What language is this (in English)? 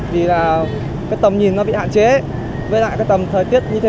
Vietnamese